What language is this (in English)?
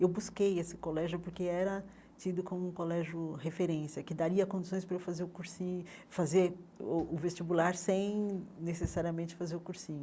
Portuguese